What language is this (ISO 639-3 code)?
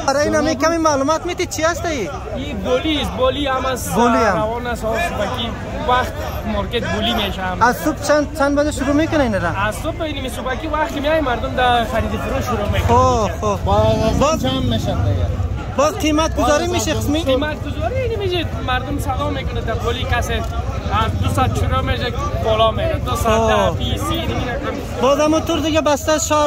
fas